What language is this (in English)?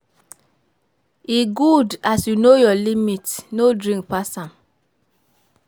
Nigerian Pidgin